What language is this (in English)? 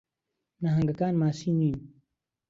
Central Kurdish